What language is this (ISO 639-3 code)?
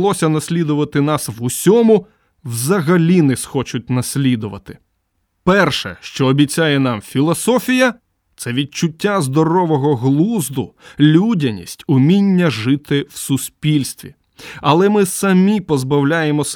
ukr